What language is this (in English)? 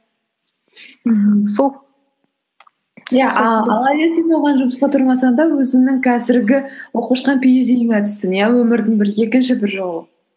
Kazakh